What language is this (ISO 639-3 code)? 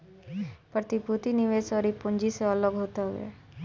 bho